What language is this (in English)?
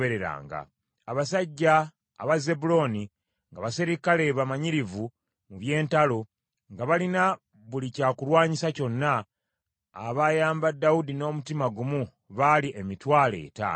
Ganda